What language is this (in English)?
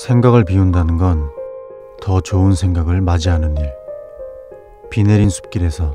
Korean